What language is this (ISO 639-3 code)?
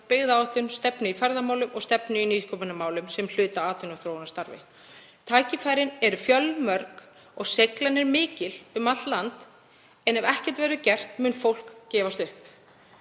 isl